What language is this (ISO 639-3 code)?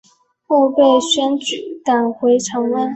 zho